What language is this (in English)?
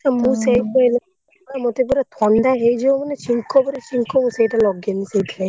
Odia